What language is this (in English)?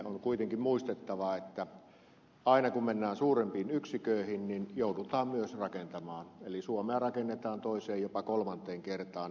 Finnish